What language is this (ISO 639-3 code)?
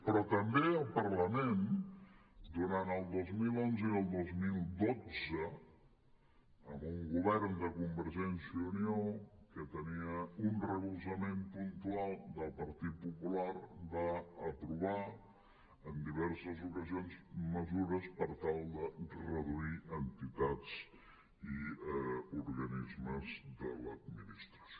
cat